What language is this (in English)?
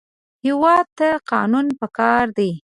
Pashto